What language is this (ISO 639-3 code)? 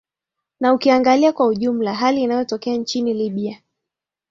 swa